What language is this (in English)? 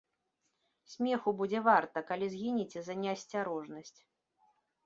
Belarusian